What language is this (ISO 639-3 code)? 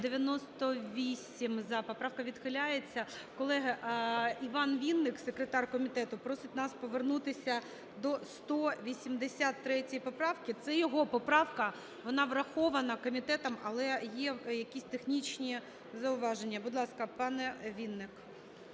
ukr